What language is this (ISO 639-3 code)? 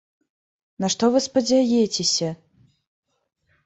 bel